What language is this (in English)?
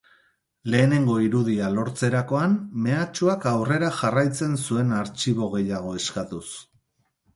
Basque